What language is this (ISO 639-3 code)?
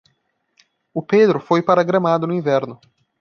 por